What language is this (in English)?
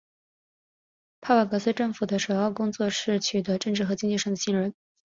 Chinese